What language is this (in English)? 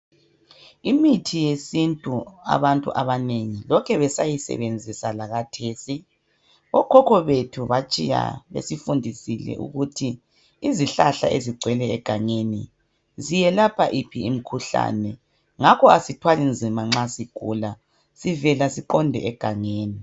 North Ndebele